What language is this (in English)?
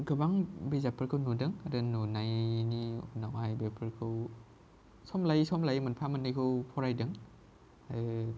Bodo